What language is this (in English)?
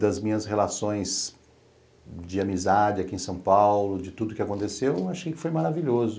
Portuguese